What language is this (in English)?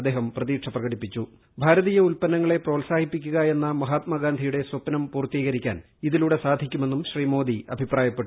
Malayalam